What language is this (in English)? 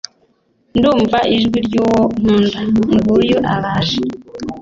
Kinyarwanda